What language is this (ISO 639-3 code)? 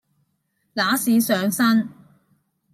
yue